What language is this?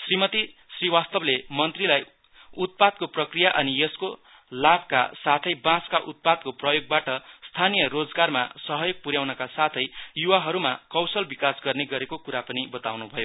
Nepali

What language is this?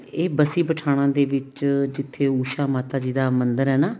Punjabi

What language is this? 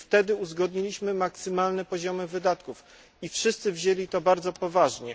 Polish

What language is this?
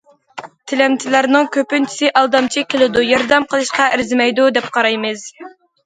Uyghur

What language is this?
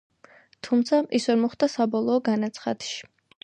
Georgian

